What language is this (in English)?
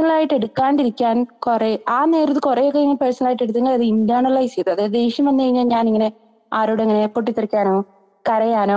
Malayalam